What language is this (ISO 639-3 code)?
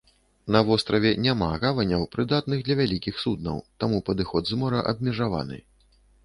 bel